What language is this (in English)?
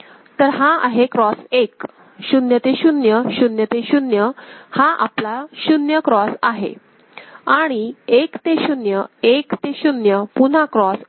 Marathi